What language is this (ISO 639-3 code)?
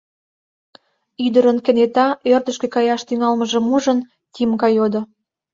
chm